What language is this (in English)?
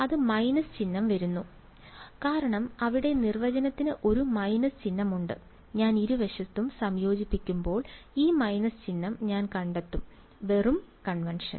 Malayalam